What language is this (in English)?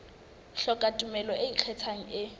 Southern Sotho